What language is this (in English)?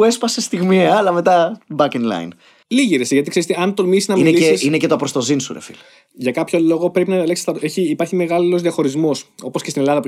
Greek